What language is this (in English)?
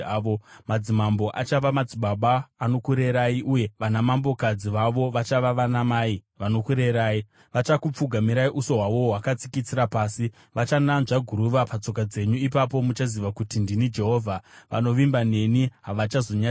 Shona